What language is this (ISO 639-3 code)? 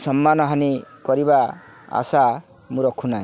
ori